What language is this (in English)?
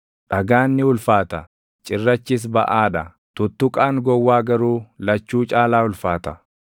Oromo